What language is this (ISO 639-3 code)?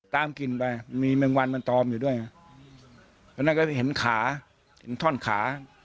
tha